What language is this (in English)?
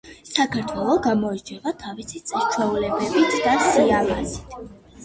Georgian